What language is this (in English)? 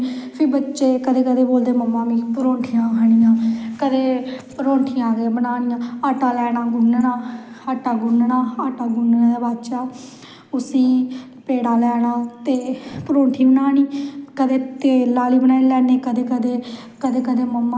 Dogri